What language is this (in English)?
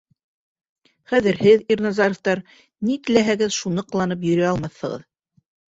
Bashkir